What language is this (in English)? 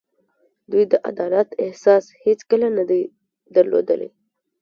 Pashto